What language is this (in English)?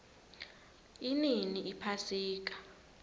South Ndebele